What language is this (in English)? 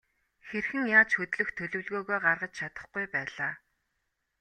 Mongolian